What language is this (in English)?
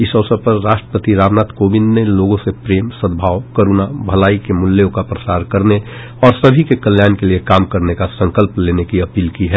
Hindi